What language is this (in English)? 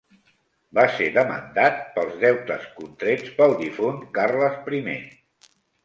Catalan